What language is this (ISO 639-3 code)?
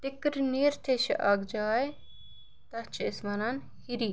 kas